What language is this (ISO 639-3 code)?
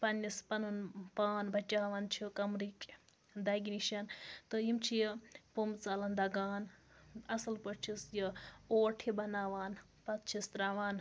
kas